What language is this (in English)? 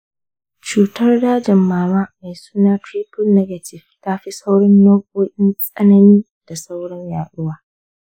Hausa